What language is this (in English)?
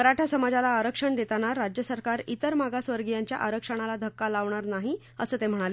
Marathi